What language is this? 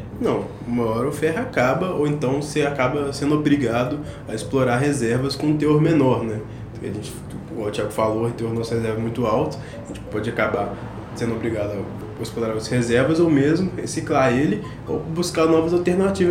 Portuguese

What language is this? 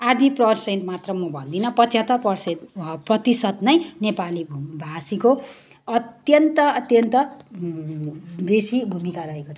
Nepali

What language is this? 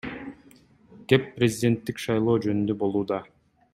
Kyrgyz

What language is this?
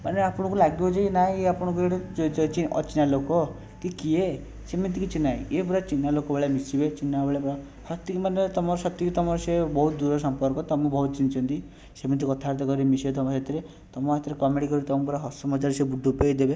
Odia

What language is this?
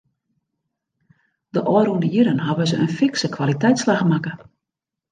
Western Frisian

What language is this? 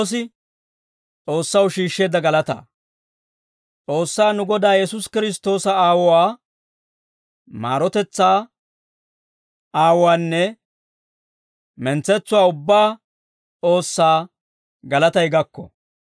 Dawro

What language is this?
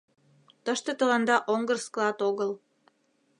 Mari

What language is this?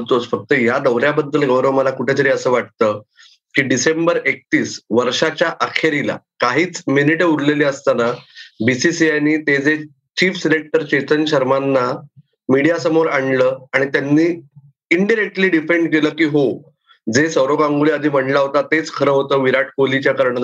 Marathi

